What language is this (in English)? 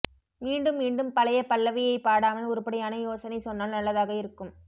Tamil